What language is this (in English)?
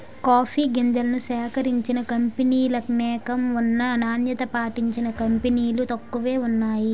Telugu